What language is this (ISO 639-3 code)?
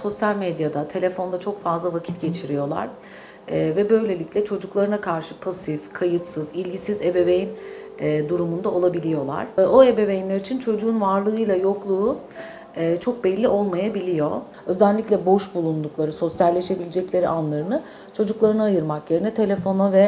tur